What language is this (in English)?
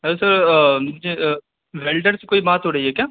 Urdu